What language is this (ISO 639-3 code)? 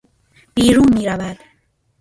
fas